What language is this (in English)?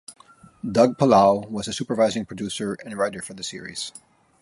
English